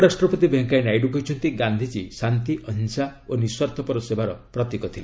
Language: Odia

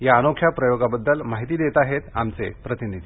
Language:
Marathi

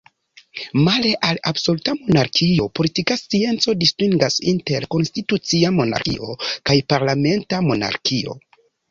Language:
Esperanto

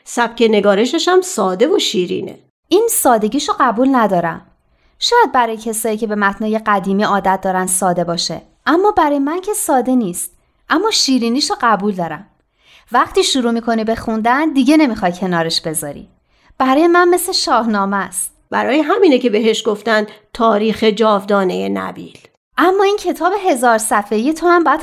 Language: Persian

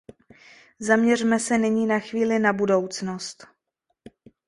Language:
Czech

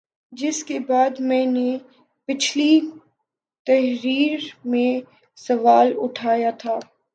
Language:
Urdu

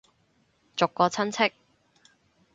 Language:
Cantonese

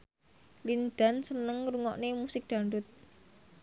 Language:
Javanese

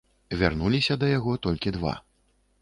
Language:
Belarusian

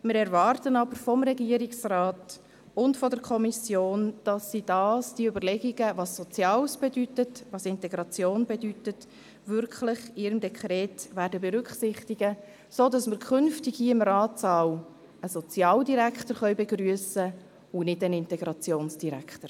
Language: Swiss German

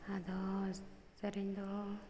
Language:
Santali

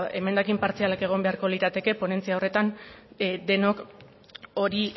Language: Basque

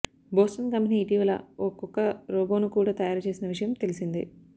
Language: Telugu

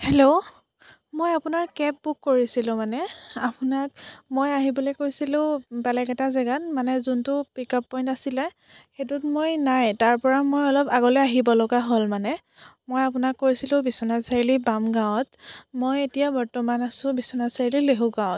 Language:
Assamese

